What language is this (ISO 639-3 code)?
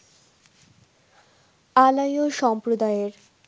ben